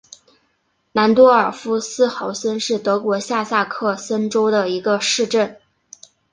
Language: Chinese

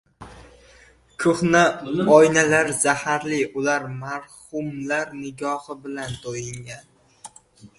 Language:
Uzbek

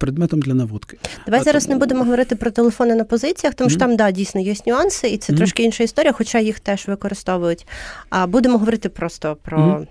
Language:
Ukrainian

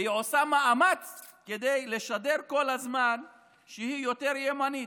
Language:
Hebrew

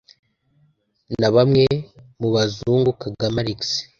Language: Kinyarwanda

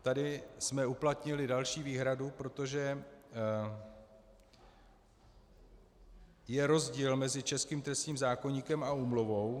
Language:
Czech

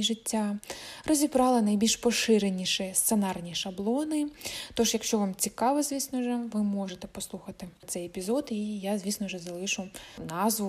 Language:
Ukrainian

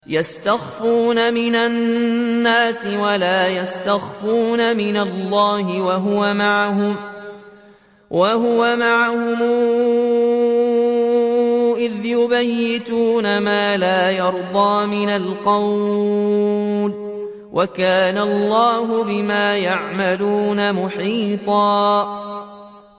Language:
Arabic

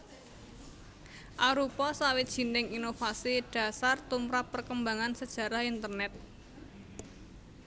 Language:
Javanese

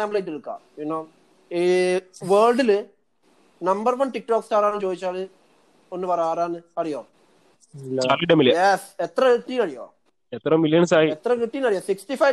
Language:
Malayalam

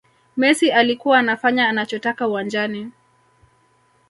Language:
Swahili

